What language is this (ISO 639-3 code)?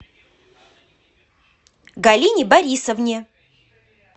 rus